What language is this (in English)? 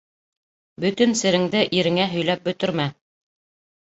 Bashkir